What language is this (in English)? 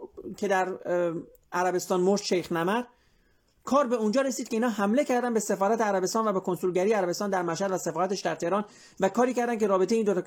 Persian